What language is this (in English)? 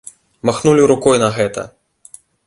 Belarusian